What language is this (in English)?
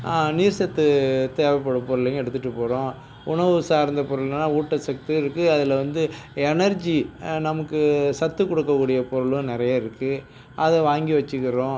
Tamil